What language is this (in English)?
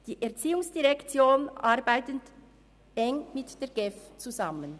Swiss German